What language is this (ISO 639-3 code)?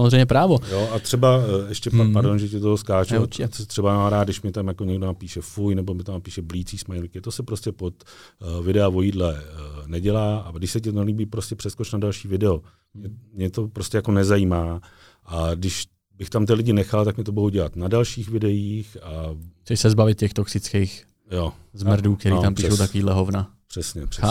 ces